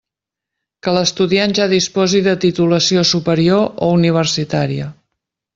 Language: Catalan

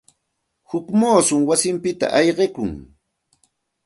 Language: Santa Ana de Tusi Pasco Quechua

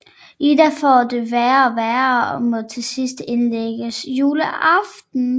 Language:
Danish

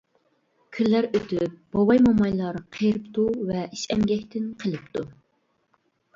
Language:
Uyghur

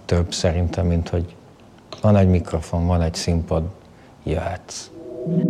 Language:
Hungarian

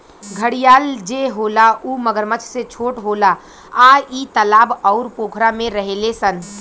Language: Bhojpuri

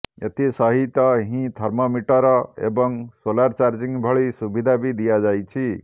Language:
Odia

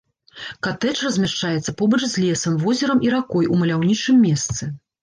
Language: Belarusian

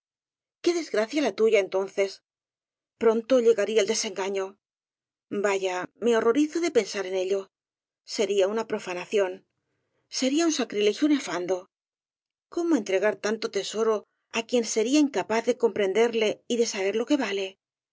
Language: Spanish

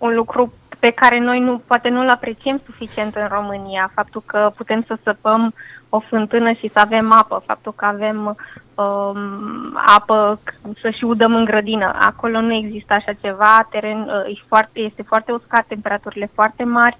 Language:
Romanian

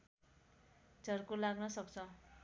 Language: Nepali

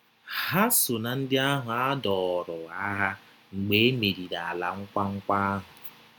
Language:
Igbo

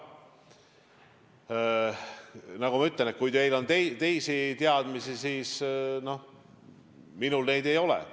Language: Estonian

